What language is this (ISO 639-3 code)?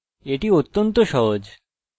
ben